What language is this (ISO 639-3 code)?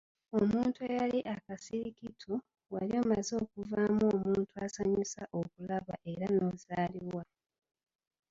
lug